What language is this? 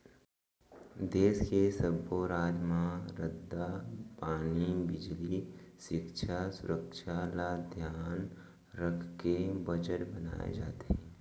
Chhattisgarhi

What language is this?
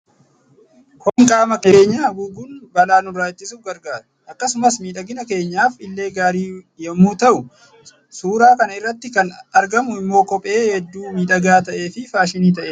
Oromo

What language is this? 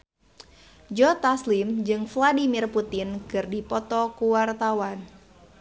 Sundanese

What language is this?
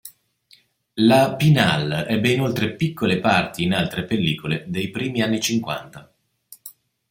Italian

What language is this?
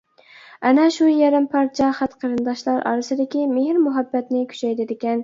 Uyghur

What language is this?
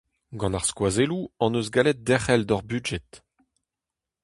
Breton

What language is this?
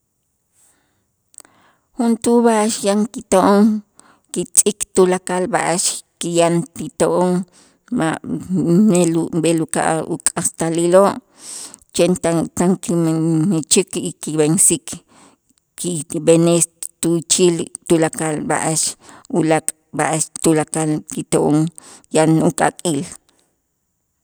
Itzá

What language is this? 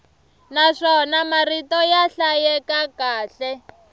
Tsonga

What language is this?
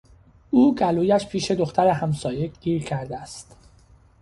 Persian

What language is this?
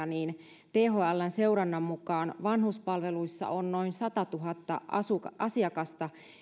Finnish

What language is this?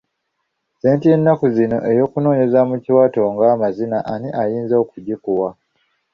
Ganda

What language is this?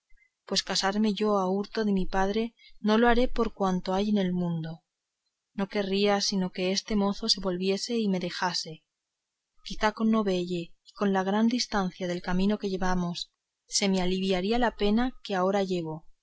Spanish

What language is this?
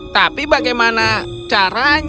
Indonesian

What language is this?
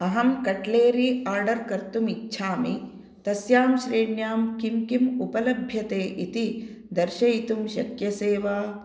Sanskrit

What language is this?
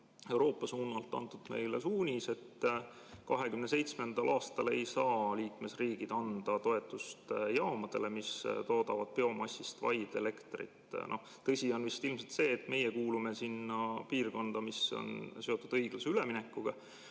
Estonian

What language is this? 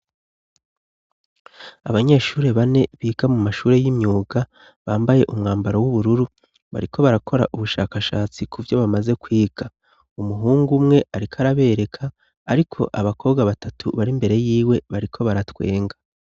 Rundi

